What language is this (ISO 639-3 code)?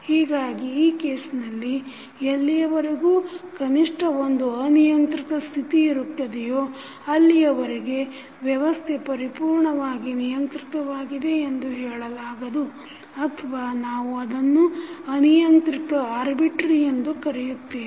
kan